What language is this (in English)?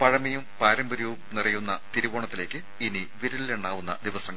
Malayalam